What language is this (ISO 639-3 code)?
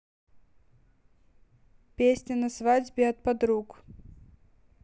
rus